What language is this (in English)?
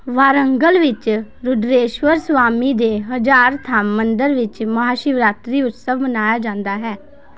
Punjabi